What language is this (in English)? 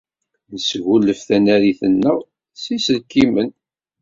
Kabyle